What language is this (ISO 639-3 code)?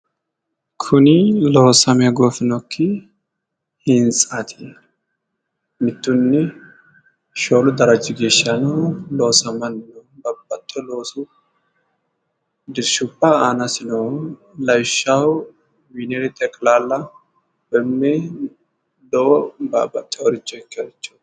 sid